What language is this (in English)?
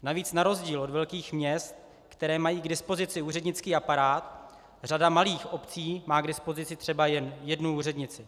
Czech